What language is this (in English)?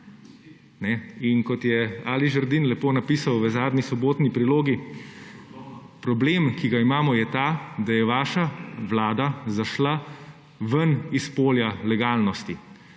Slovenian